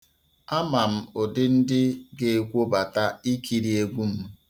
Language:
Igbo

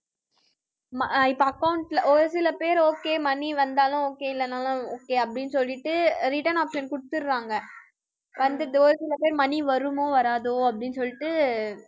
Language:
Tamil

